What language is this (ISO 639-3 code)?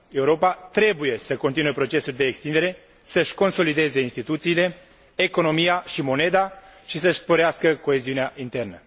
ron